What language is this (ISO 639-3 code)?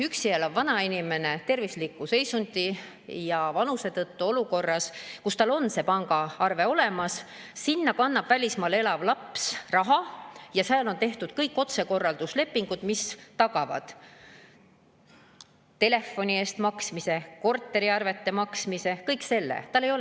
est